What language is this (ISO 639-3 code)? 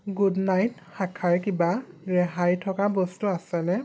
asm